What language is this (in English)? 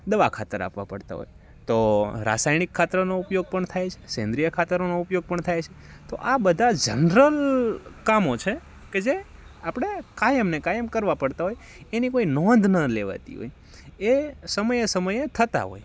Gujarati